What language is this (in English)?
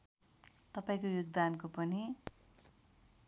Nepali